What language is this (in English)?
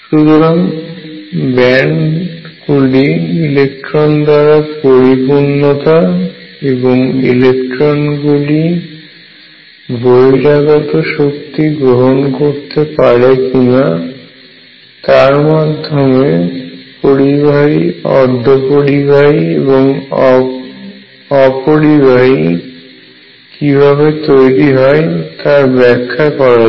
Bangla